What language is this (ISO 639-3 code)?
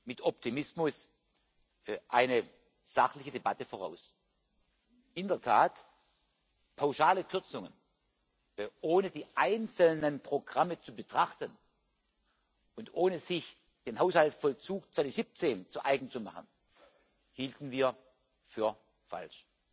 deu